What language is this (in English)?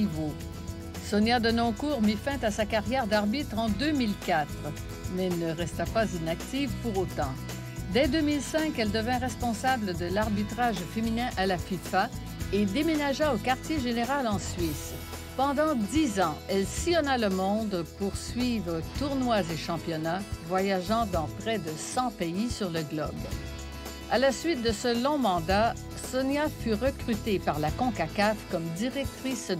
French